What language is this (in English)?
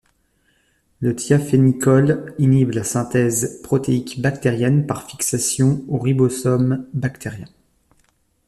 French